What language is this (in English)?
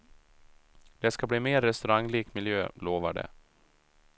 Swedish